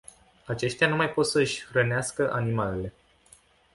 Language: Romanian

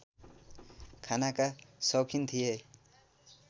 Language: Nepali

